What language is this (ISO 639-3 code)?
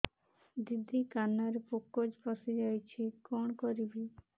ori